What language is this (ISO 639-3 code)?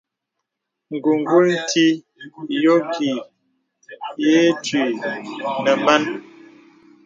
beb